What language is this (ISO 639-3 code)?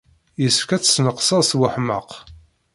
kab